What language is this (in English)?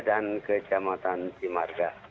Indonesian